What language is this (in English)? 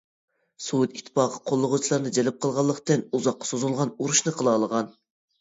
Uyghur